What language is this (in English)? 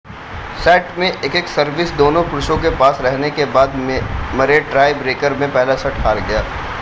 Hindi